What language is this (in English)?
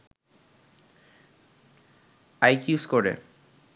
Bangla